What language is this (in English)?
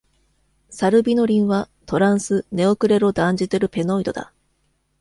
Japanese